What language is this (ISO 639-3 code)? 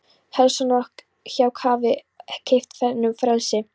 isl